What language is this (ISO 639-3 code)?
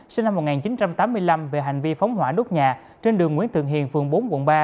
vie